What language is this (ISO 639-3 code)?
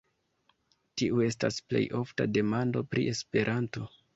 epo